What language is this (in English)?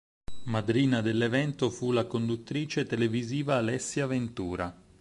Italian